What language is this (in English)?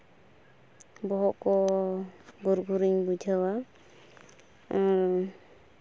Santali